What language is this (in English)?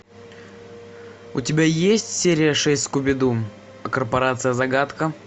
Russian